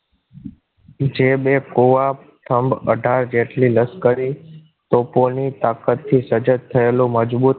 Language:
Gujarati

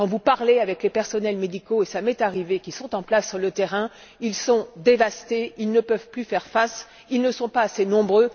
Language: French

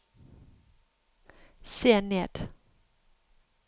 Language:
Norwegian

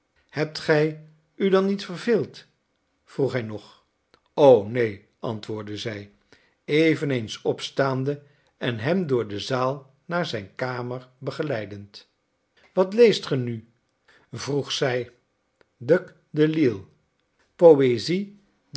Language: Dutch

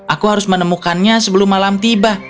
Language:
Indonesian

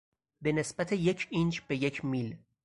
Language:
Persian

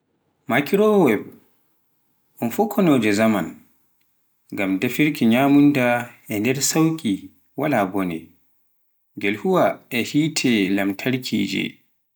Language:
Pular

